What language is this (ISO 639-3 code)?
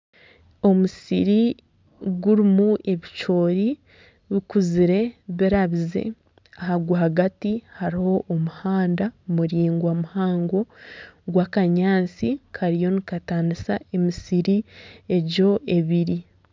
nyn